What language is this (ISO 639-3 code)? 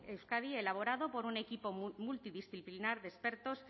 spa